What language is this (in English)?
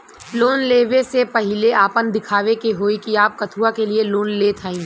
Bhojpuri